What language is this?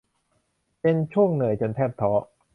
Thai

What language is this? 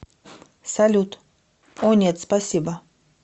Russian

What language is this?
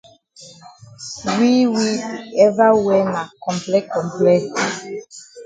Cameroon Pidgin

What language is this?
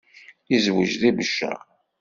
Kabyle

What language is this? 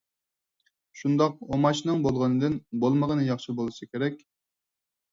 Uyghur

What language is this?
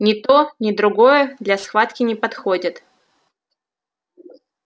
Russian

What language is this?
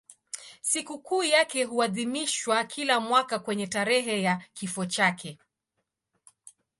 Swahili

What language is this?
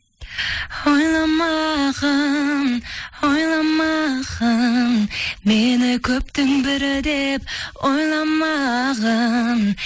Kazakh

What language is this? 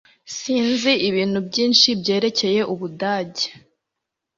Kinyarwanda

